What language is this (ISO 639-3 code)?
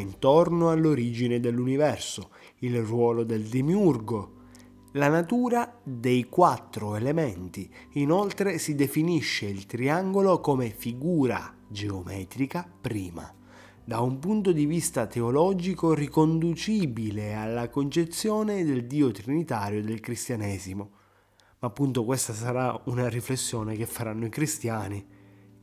ita